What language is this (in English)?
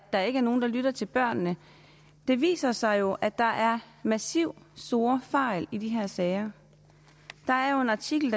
Danish